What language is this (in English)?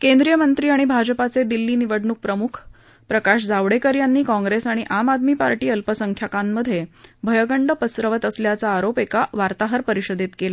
Marathi